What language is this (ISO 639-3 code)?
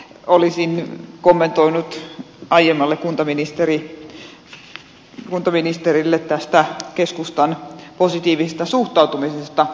fin